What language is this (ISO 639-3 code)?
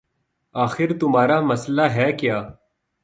urd